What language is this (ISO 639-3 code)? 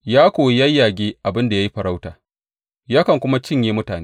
hau